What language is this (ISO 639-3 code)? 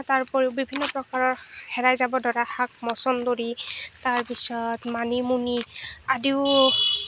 asm